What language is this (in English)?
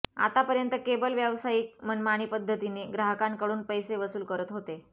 Marathi